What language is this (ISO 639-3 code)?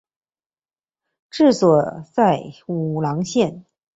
zho